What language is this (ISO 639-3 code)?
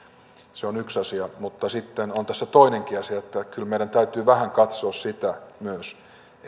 fin